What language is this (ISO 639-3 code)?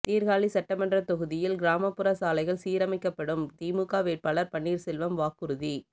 tam